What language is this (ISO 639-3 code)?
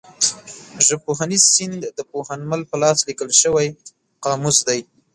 pus